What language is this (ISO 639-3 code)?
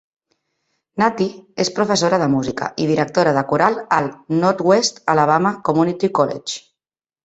cat